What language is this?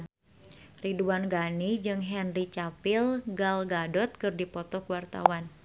Sundanese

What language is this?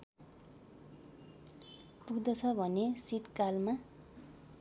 Nepali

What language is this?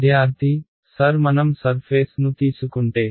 Telugu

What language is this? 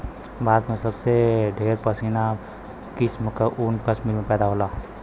Bhojpuri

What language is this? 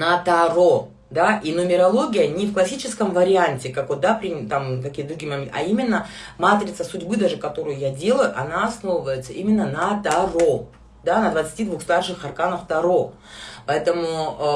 Russian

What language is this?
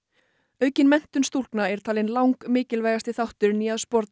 Icelandic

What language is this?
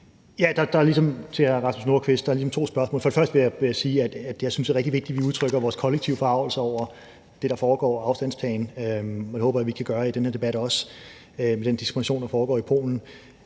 Danish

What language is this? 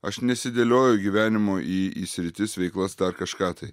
Lithuanian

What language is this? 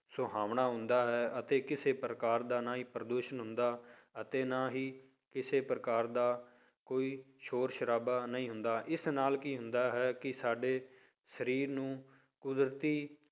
Punjabi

